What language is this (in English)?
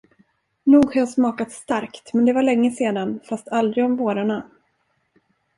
Swedish